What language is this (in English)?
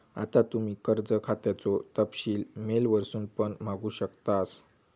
Marathi